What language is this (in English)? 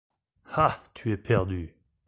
French